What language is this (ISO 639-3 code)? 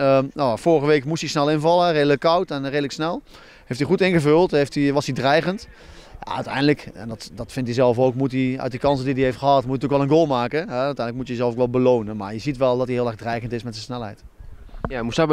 nld